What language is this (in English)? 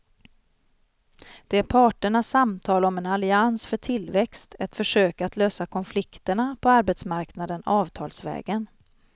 Swedish